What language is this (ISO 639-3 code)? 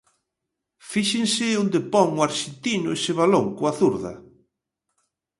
glg